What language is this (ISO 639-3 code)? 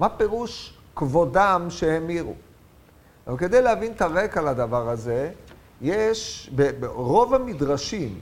heb